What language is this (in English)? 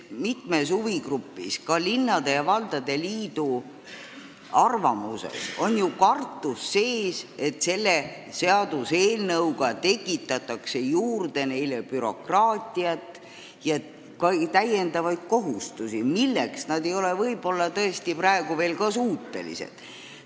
Estonian